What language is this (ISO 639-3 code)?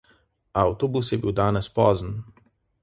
slv